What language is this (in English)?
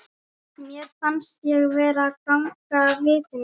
Icelandic